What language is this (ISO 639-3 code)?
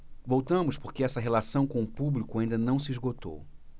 por